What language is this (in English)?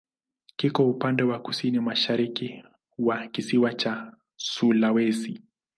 Swahili